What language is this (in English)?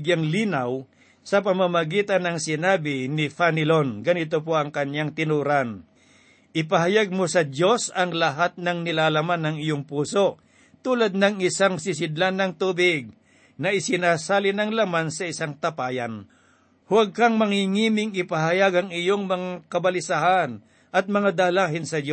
Filipino